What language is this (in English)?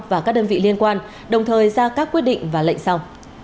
Vietnamese